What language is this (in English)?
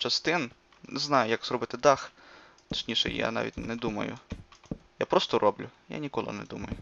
Ukrainian